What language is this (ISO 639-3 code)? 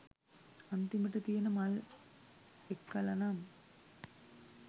sin